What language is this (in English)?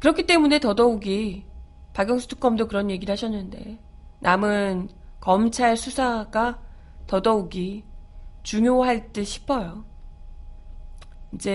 Korean